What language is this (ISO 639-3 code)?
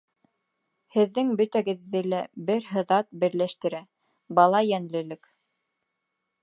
bak